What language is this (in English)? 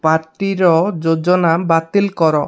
Odia